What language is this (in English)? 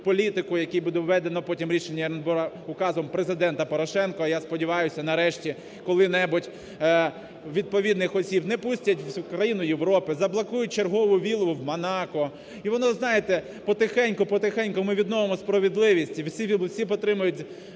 Ukrainian